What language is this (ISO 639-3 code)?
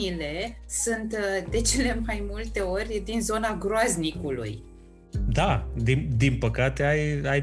ron